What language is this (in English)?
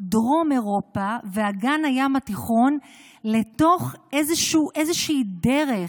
Hebrew